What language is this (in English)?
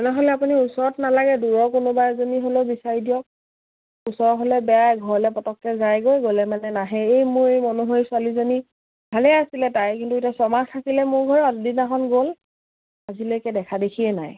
Assamese